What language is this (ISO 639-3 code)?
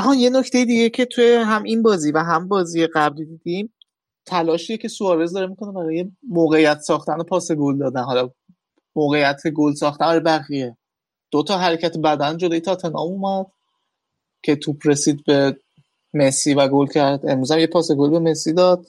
fas